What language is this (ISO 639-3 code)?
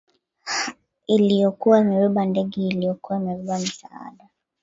swa